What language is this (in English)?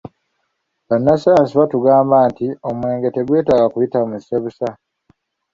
Ganda